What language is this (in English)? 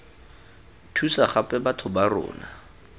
Tswana